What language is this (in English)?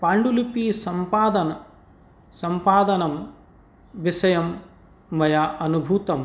Sanskrit